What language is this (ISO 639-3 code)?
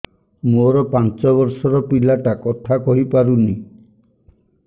ori